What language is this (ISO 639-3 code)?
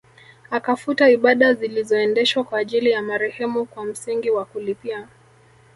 swa